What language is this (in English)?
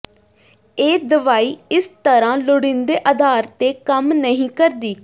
Punjabi